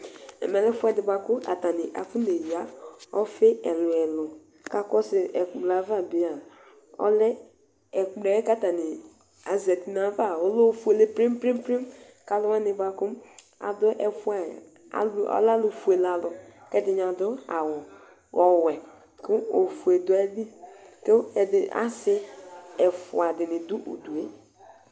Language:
Ikposo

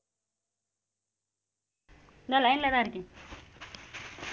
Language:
Tamil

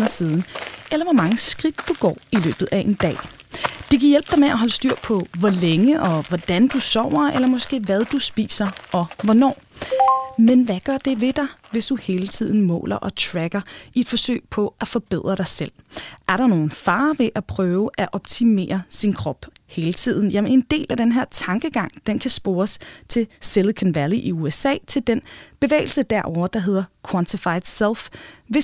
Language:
Danish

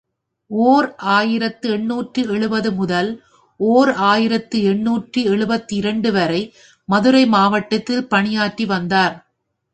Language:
Tamil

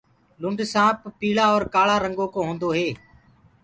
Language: Gurgula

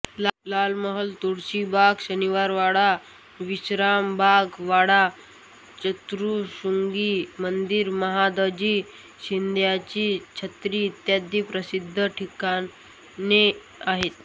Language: Marathi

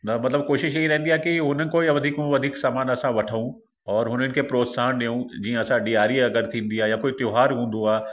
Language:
Sindhi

